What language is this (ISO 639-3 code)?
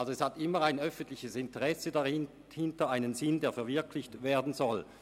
gsw